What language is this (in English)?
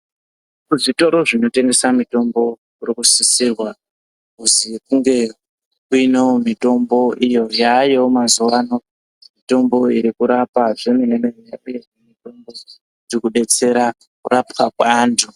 Ndau